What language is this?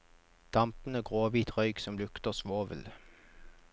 Norwegian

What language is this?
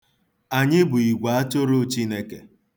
Igbo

